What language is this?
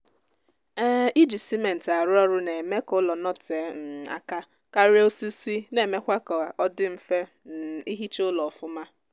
Igbo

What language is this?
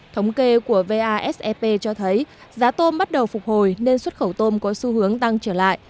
Vietnamese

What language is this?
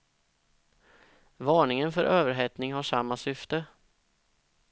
Swedish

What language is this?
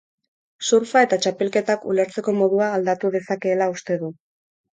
Basque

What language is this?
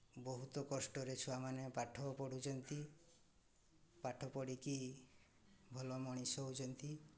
Odia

